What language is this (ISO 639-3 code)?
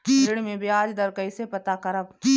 bho